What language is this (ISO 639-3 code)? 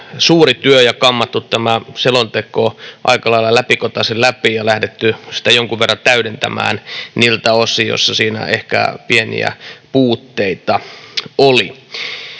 fin